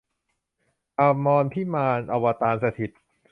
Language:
Thai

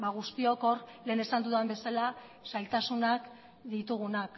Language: Basque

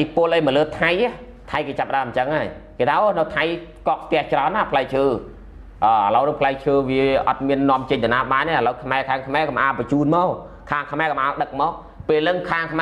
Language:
Thai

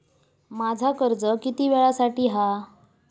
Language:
Marathi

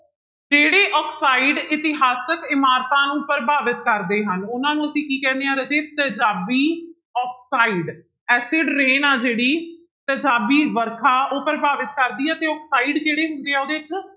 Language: Punjabi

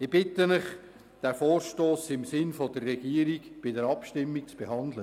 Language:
Swiss German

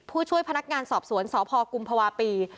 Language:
Thai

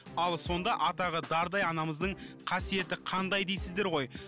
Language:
Kazakh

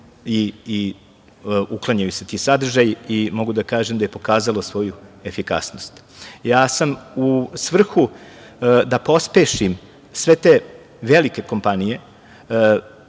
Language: Serbian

